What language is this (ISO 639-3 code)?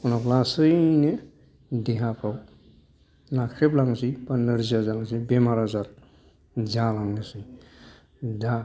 brx